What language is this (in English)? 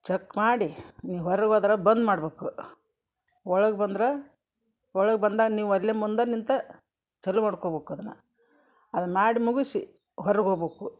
Kannada